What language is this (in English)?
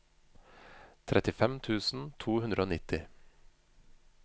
Norwegian